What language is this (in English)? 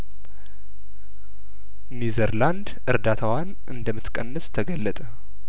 Amharic